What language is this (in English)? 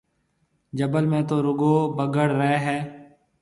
Marwari (Pakistan)